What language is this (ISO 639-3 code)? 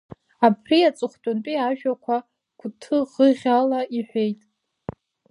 abk